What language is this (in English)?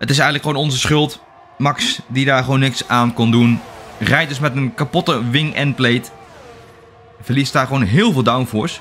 Dutch